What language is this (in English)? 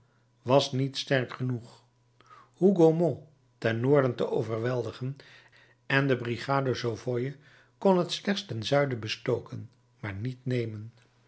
Dutch